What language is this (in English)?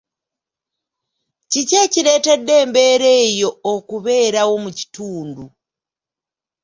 Ganda